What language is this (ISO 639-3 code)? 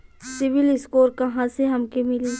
bho